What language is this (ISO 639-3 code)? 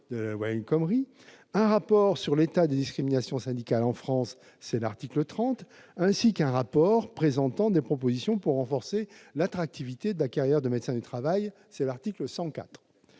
fra